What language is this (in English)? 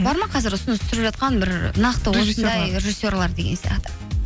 Kazakh